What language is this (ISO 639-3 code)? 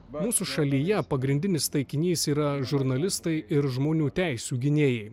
lit